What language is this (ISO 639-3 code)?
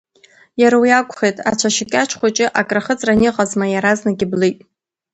abk